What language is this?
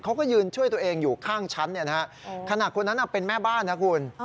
Thai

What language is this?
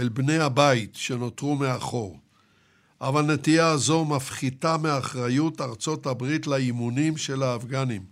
Hebrew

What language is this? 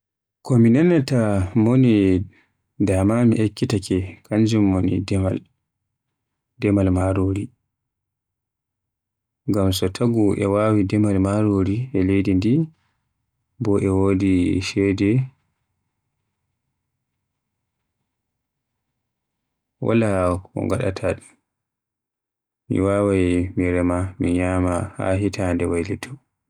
Western Niger Fulfulde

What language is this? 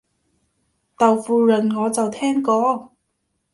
Cantonese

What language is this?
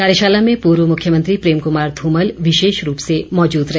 Hindi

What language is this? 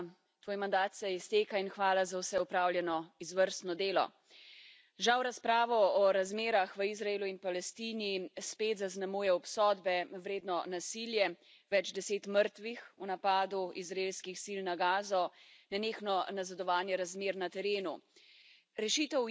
Slovenian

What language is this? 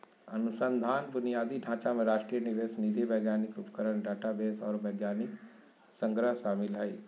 Magahi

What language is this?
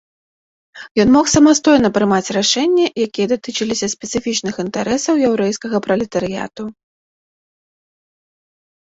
Belarusian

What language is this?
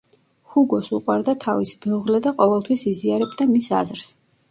Georgian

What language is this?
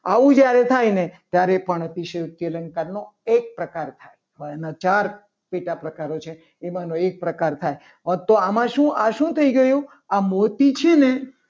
Gujarati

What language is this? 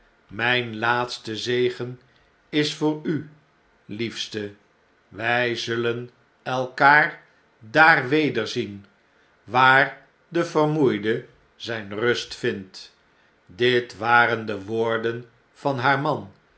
Dutch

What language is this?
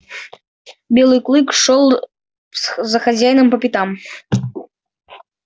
Russian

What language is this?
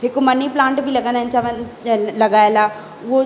Sindhi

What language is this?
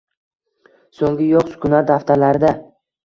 Uzbek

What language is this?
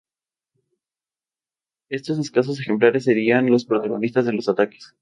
Spanish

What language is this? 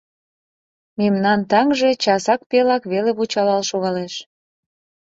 Mari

